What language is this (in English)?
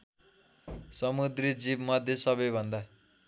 Nepali